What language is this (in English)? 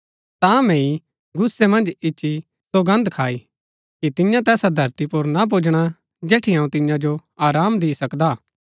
Gaddi